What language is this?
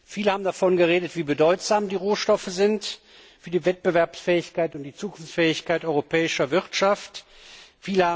German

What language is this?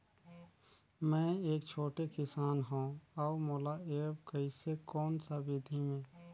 Chhattisgarhi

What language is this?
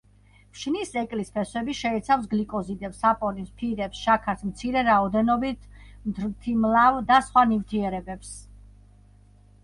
Georgian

